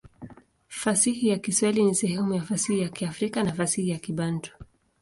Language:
Swahili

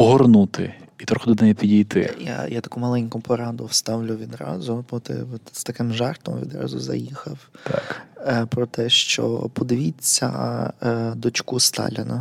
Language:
Ukrainian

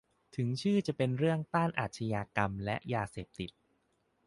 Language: Thai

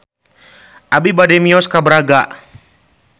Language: Sundanese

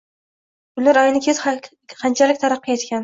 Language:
Uzbek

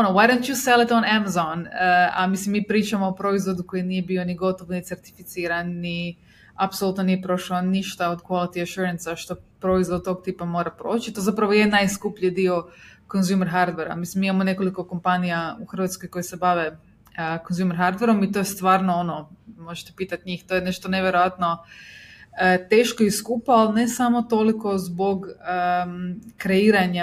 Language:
Croatian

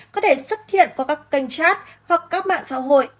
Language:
Vietnamese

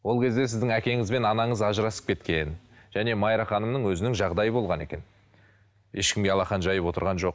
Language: Kazakh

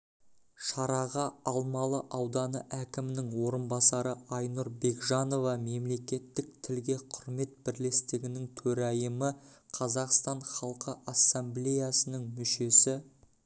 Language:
Kazakh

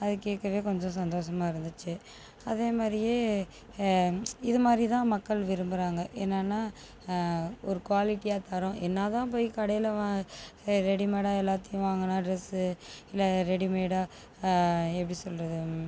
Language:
Tamil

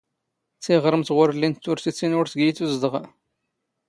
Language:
Standard Moroccan Tamazight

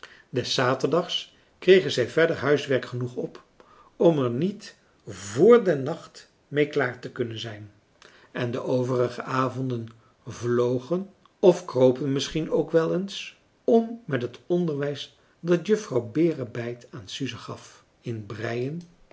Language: Dutch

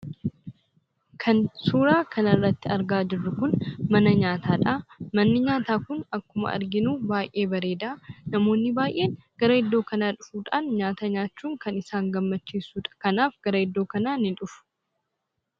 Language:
Oromo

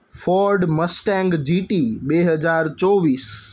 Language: Gujarati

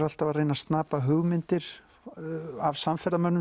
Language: Icelandic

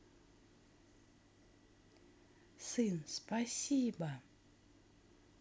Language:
Russian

